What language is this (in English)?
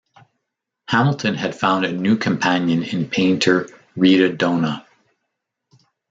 English